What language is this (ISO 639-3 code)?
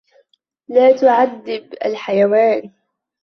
ara